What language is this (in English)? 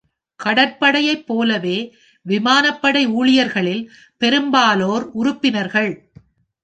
Tamil